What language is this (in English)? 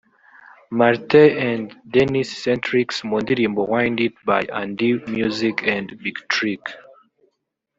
Kinyarwanda